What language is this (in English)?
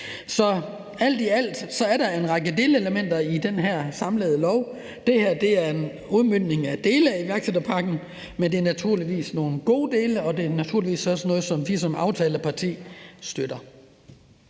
Danish